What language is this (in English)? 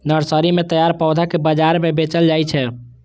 Maithili